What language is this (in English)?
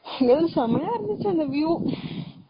Tamil